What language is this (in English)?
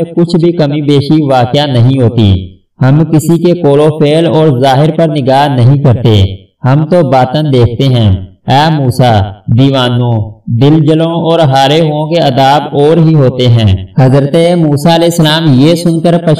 Hindi